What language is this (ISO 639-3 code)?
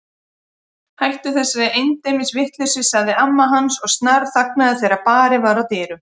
isl